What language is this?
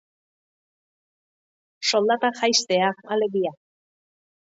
Basque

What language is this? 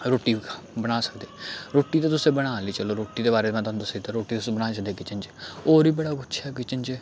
Dogri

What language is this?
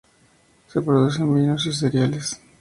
Spanish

